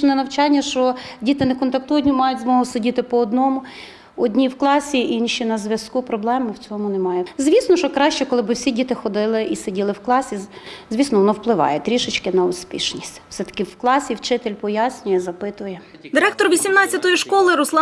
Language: Ukrainian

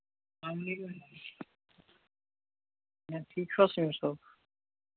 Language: Kashmiri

